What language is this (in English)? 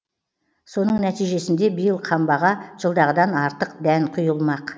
Kazakh